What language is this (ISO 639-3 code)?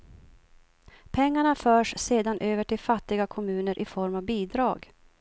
swe